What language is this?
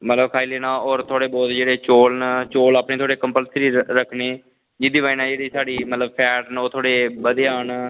Dogri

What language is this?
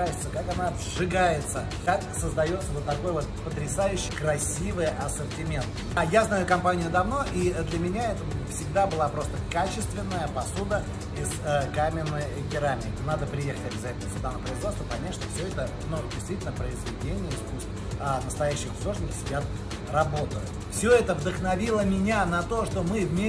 Russian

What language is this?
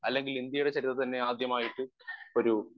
Malayalam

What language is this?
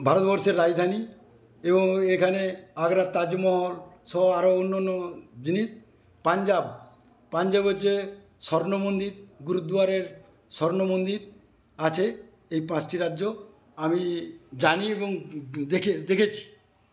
Bangla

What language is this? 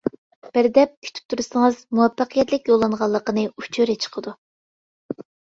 Uyghur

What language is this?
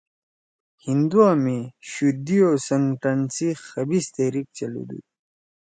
Torwali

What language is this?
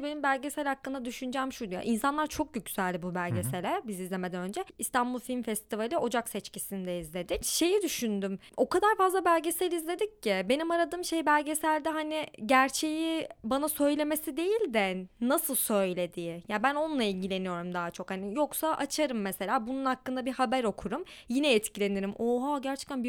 Turkish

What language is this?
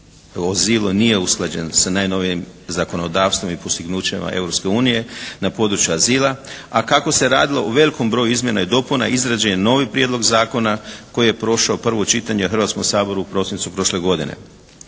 Croatian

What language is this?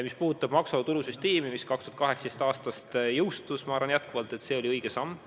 Estonian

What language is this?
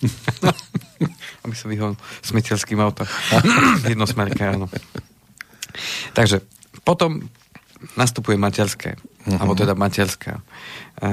Slovak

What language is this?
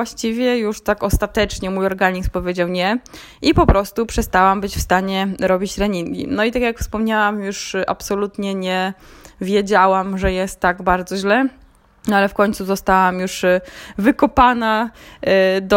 Polish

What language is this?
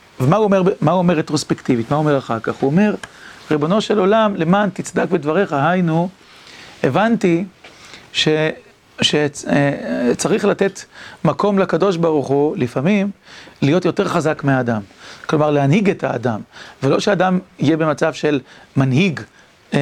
Hebrew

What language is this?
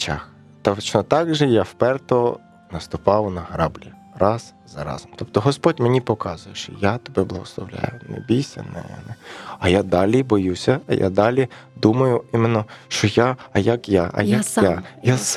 Ukrainian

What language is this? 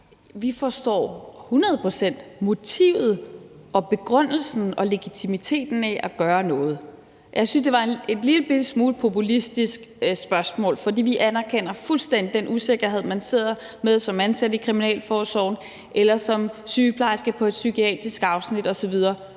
Danish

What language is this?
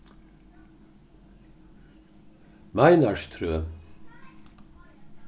Faroese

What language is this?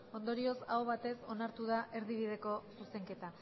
Basque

